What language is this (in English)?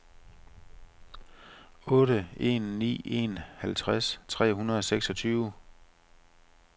Danish